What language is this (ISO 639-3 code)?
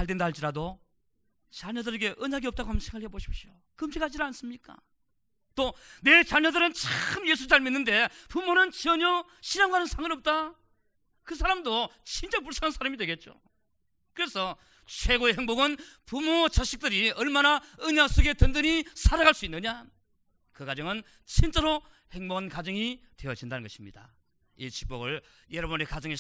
kor